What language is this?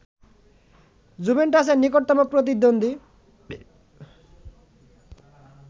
Bangla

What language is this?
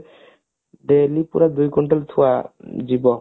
Odia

